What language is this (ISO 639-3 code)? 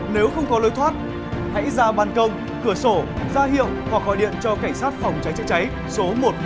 vie